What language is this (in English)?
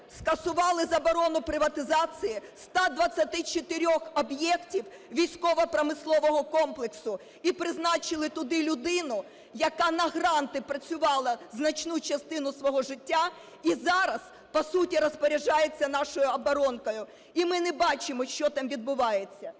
Ukrainian